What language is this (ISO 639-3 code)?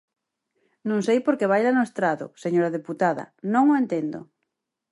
glg